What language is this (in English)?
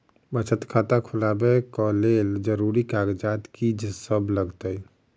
Maithili